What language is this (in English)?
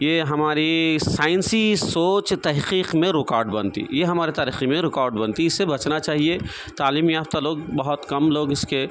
Urdu